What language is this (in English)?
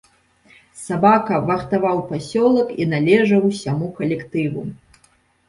Belarusian